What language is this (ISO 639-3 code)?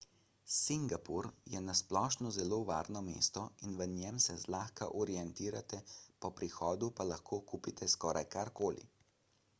slv